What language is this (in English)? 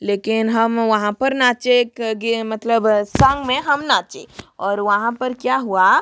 Hindi